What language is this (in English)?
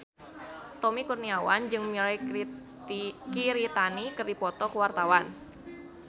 Sundanese